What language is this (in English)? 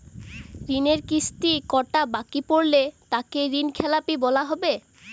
Bangla